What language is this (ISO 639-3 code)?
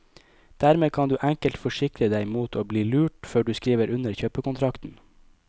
nor